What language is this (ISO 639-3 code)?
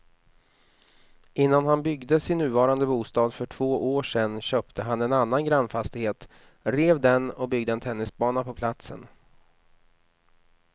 swe